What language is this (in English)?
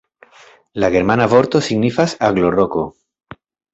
Esperanto